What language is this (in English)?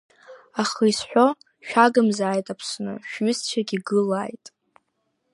Abkhazian